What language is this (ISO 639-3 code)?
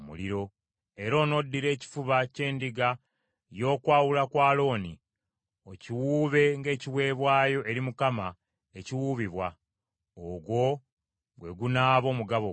lug